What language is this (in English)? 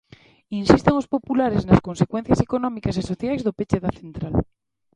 Galician